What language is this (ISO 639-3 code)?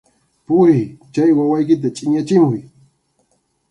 qxu